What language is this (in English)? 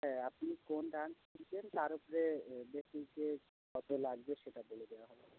Bangla